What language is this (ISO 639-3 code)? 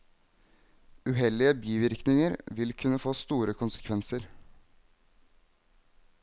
nor